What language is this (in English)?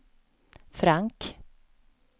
Swedish